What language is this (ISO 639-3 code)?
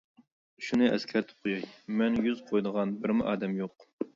uig